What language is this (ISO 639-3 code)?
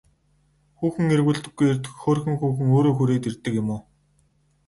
mon